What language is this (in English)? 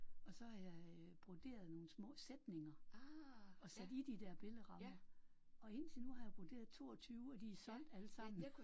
Danish